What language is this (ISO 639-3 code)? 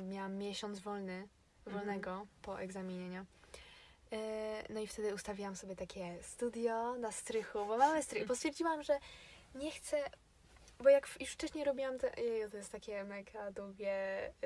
pol